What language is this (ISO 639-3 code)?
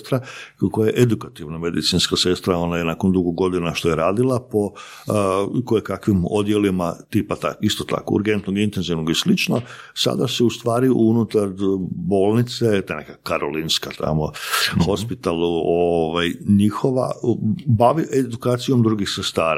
hrv